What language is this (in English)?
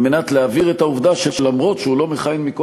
Hebrew